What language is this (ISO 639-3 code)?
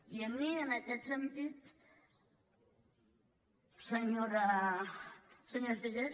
cat